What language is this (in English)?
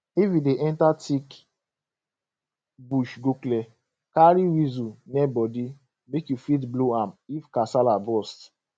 Nigerian Pidgin